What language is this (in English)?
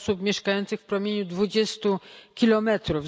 Polish